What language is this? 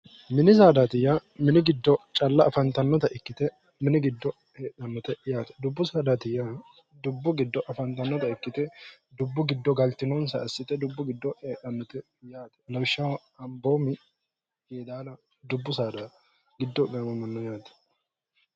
Sidamo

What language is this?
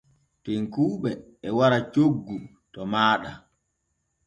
Borgu Fulfulde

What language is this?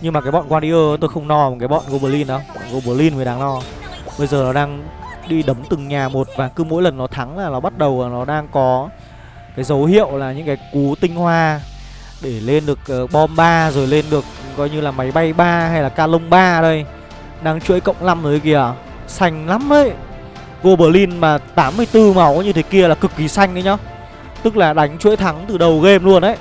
Vietnamese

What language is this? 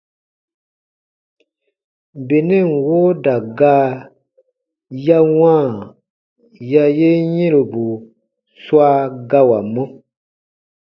Baatonum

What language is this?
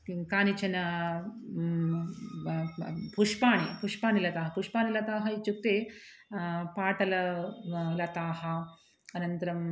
Sanskrit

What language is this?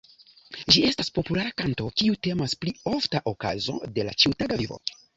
Esperanto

